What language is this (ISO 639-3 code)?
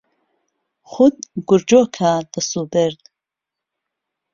ckb